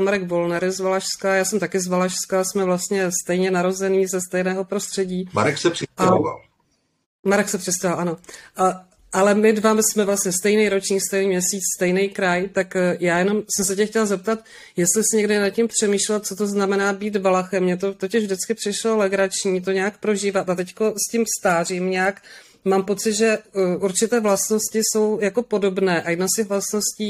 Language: Czech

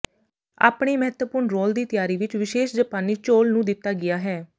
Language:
Punjabi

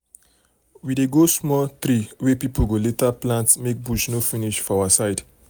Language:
Nigerian Pidgin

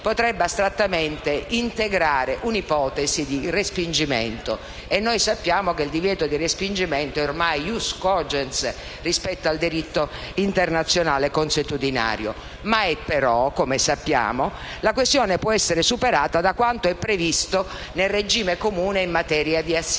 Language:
Italian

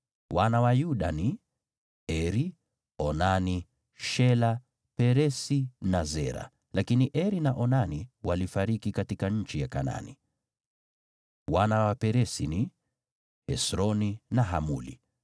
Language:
Swahili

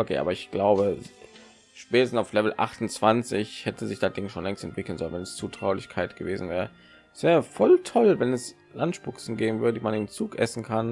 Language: German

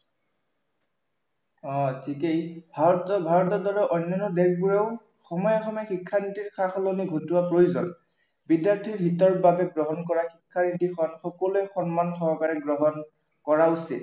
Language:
Assamese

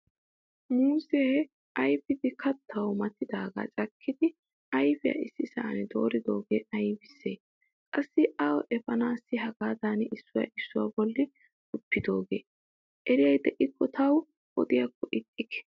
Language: Wolaytta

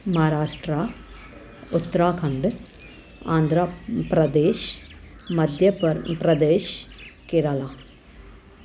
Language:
Sindhi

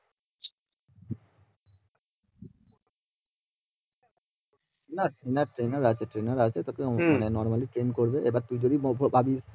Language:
Bangla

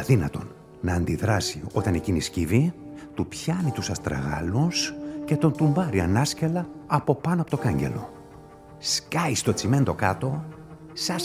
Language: Greek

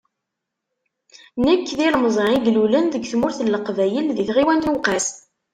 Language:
Kabyle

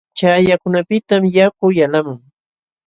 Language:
Jauja Wanca Quechua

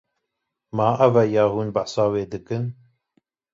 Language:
Kurdish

